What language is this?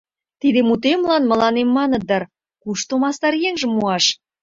Mari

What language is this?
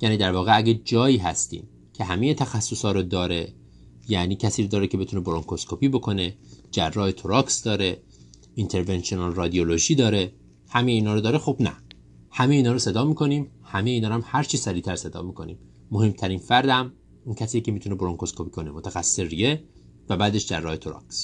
Persian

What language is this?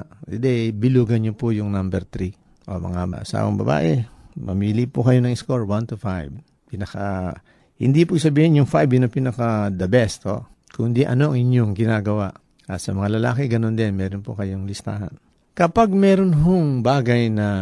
Filipino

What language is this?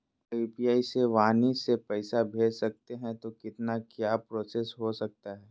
Magahi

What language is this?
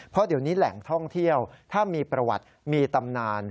Thai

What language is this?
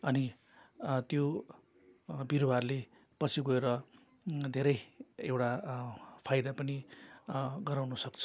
Nepali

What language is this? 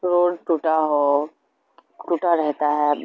Urdu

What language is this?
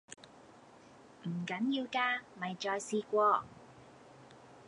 Cantonese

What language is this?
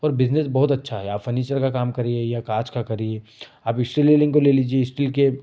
Hindi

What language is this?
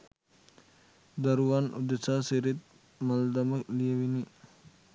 Sinhala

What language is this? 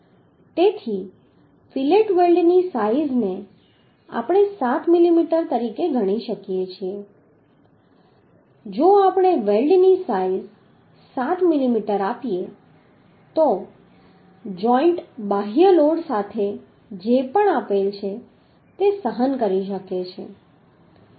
Gujarati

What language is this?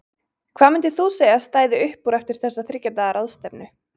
Icelandic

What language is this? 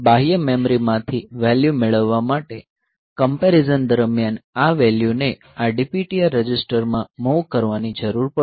Gujarati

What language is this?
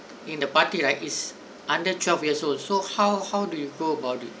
English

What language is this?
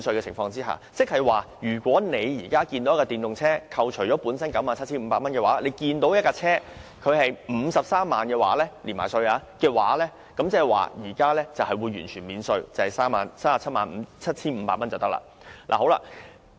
Cantonese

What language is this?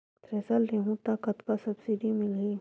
Chhattisgarhi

